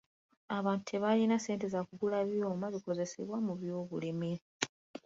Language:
Ganda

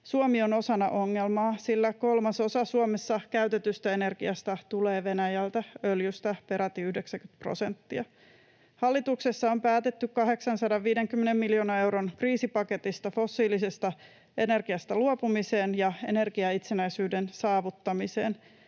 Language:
Finnish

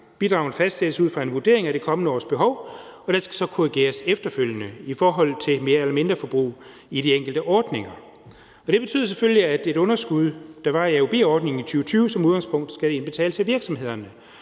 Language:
Danish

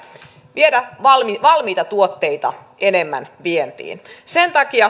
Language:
Finnish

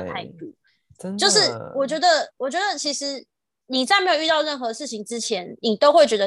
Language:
Chinese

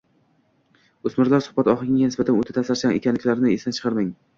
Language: Uzbek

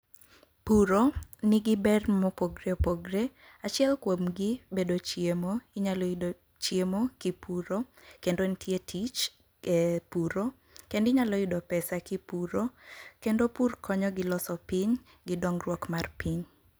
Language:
Luo (Kenya and Tanzania)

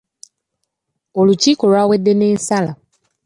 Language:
Ganda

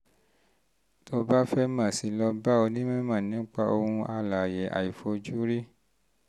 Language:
Yoruba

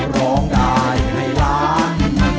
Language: Thai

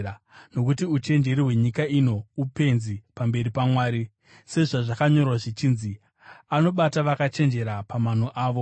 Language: Shona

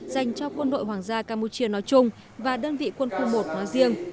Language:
Vietnamese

